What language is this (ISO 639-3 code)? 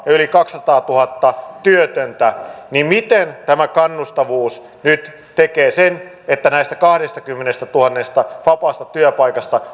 fin